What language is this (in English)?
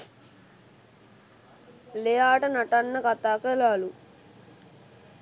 Sinhala